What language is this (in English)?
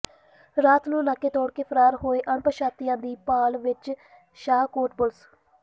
Punjabi